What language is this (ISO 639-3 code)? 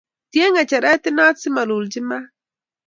kln